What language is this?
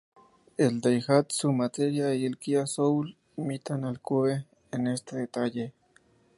Spanish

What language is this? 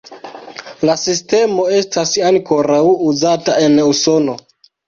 Esperanto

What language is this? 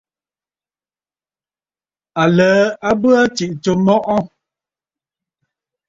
Bafut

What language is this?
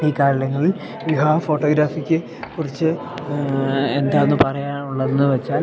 Malayalam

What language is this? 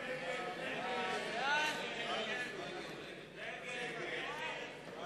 Hebrew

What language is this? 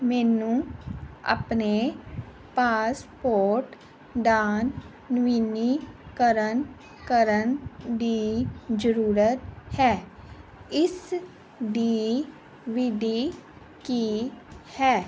Punjabi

